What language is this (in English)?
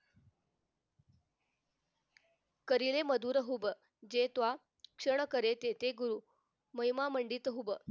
Marathi